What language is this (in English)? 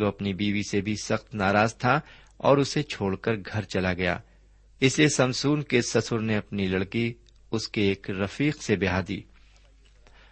Urdu